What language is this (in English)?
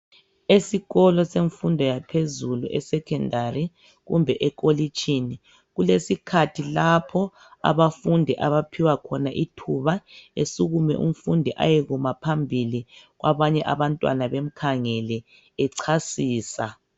North Ndebele